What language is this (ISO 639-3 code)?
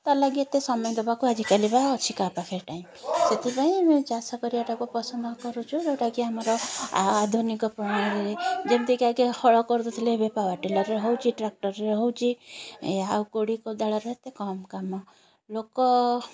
ori